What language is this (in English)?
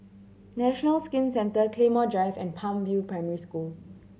English